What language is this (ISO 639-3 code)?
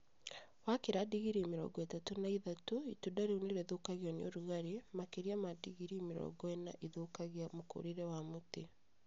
kik